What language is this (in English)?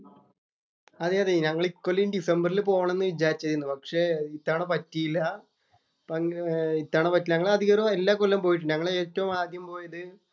Malayalam